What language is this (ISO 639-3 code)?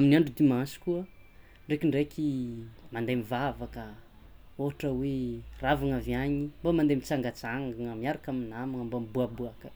xmw